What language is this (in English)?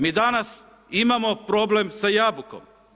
Croatian